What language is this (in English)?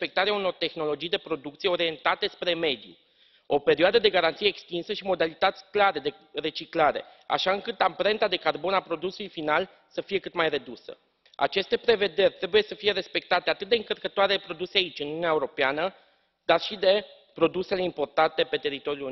Romanian